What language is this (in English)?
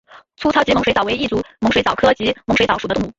Chinese